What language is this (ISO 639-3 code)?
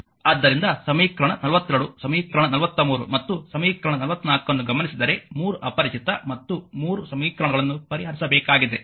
kan